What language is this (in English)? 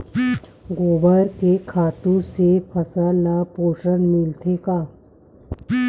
Chhattisgarhi